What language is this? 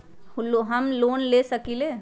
Magahi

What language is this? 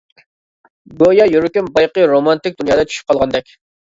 Uyghur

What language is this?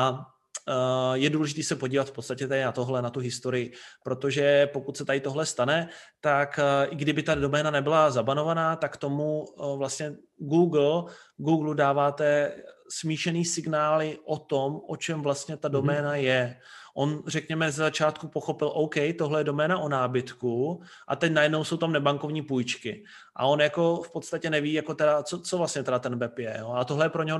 Czech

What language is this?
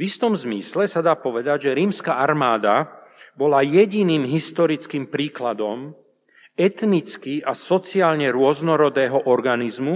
Slovak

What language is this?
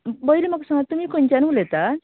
Konkani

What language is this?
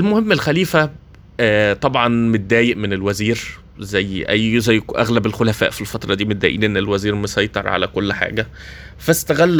Arabic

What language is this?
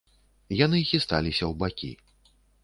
Belarusian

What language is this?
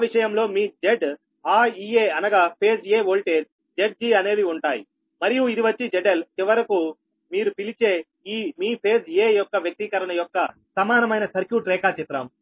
Telugu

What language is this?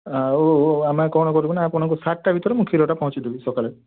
Odia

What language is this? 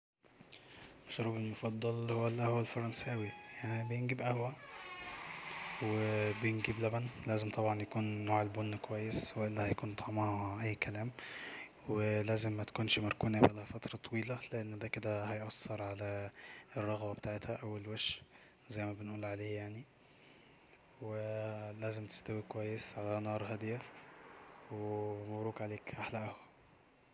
Egyptian Arabic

